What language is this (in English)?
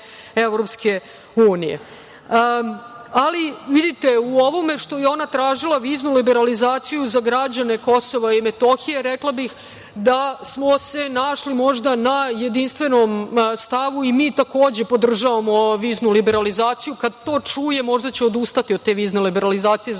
Serbian